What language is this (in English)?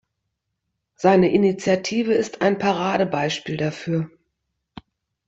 German